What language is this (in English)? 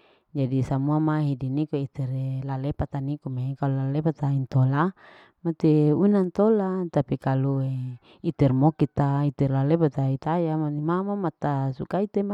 Larike-Wakasihu